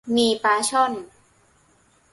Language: Thai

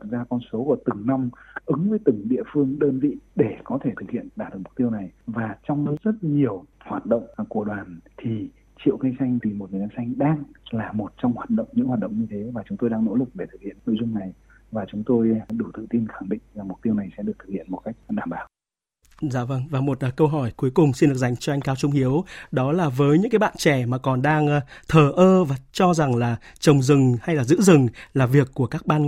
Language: Vietnamese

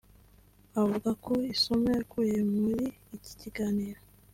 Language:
Kinyarwanda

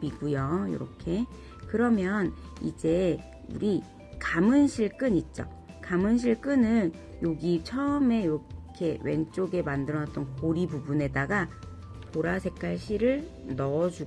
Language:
Korean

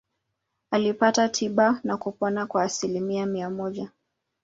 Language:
Swahili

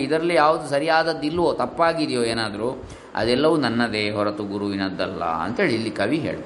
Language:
Kannada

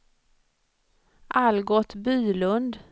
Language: Swedish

